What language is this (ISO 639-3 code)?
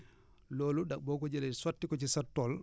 wol